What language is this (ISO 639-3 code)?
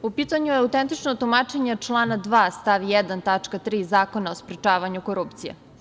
srp